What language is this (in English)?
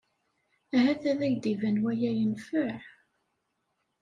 Kabyle